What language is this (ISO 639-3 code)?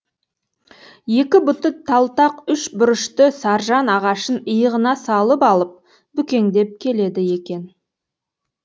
kaz